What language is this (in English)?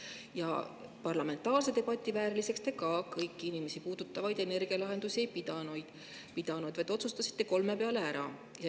Estonian